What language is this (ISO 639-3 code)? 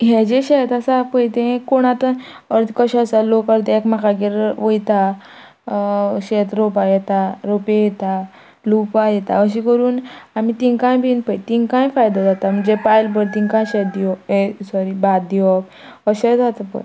kok